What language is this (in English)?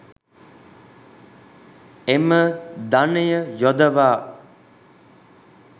Sinhala